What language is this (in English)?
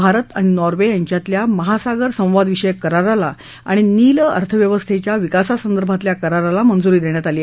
Marathi